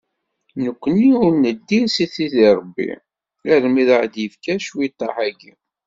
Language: Kabyle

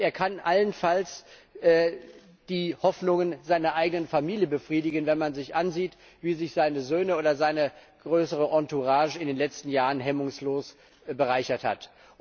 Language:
German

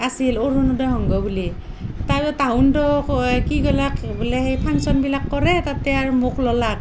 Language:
Assamese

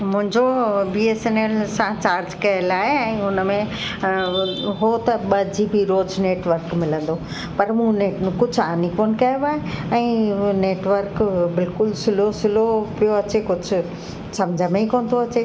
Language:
Sindhi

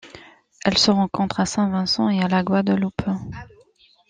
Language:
French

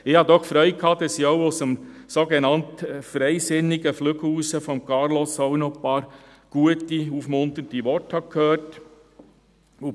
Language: Swiss German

